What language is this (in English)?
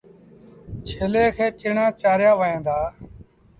Sindhi Bhil